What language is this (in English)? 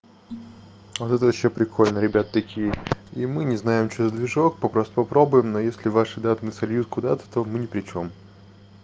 Russian